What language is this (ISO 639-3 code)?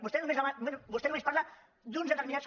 cat